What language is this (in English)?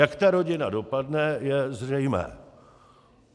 Czech